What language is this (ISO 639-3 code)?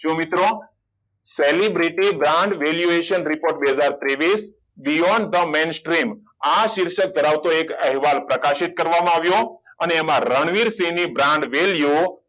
guj